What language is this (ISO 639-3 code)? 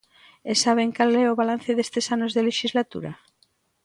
glg